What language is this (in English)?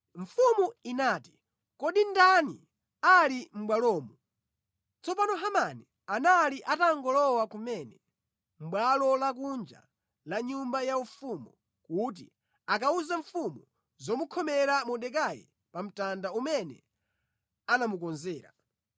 Nyanja